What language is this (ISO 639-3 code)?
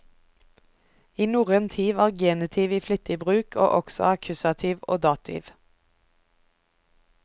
nor